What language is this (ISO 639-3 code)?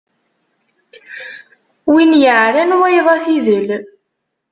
kab